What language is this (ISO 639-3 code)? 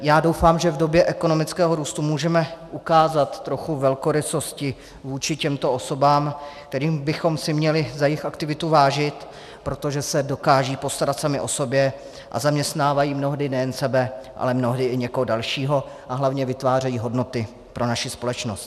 ces